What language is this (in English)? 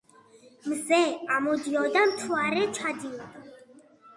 Georgian